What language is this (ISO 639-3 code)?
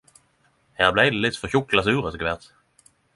nno